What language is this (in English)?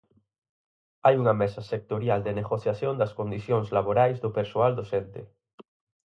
Galician